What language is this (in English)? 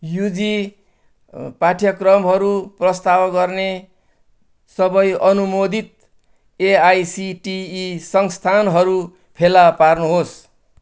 Nepali